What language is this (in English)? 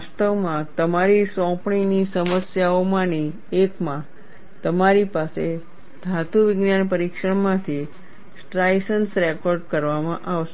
Gujarati